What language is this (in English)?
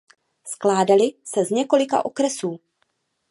Czech